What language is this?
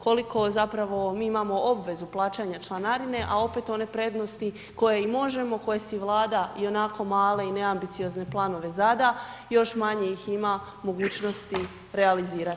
Croatian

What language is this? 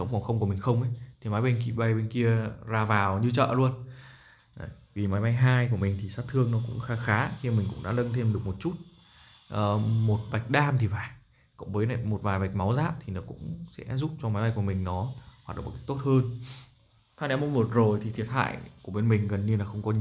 Vietnamese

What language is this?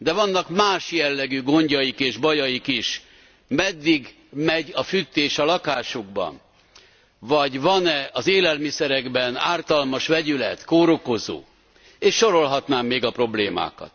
Hungarian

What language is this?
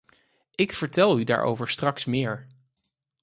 Dutch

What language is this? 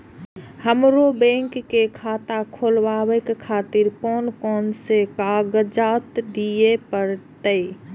Maithili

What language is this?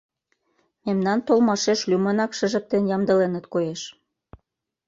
Mari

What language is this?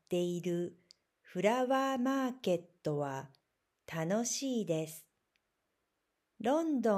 Japanese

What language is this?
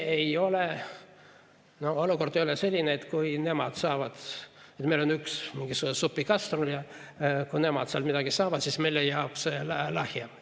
Estonian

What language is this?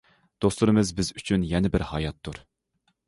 Uyghur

